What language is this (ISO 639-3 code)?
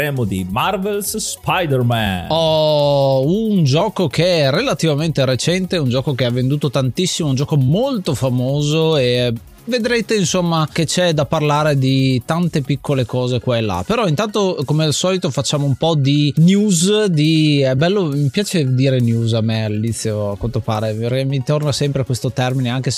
ita